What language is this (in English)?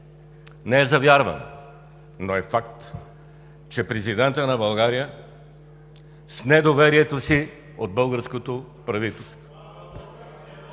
Bulgarian